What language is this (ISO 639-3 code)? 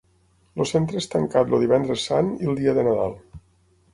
cat